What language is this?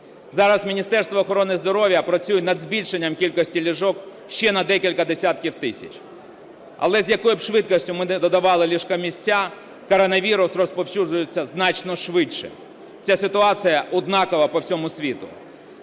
Ukrainian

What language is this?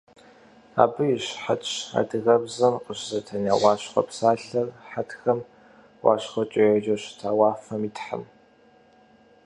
Kabardian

